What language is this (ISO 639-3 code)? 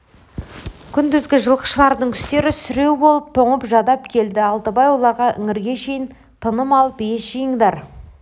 kaz